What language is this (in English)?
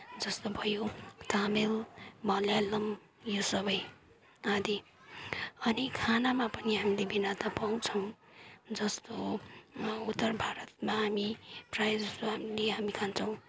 Nepali